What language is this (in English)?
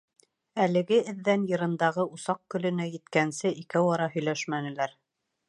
Bashkir